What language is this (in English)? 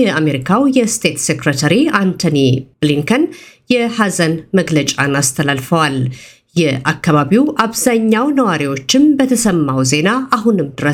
Amharic